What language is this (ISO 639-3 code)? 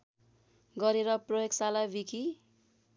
nep